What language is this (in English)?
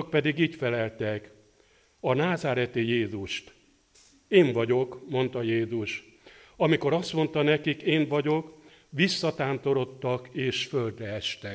Hungarian